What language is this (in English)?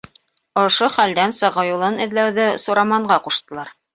Bashkir